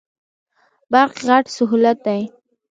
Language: Pashto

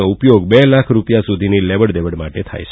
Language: Gujarati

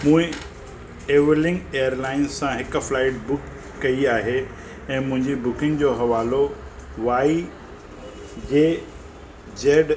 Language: Sindhi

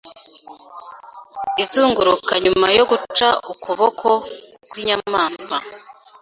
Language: Kinyarwanda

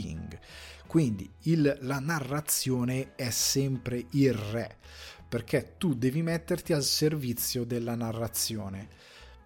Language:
Italian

